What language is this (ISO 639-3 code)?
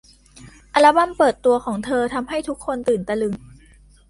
tha